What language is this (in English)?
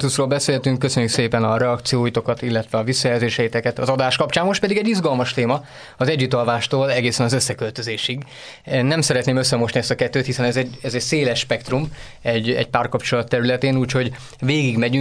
Hungarian